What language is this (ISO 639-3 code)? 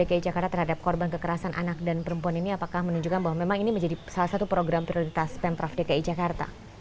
ind